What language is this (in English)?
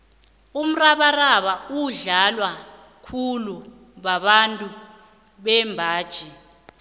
South Ndebele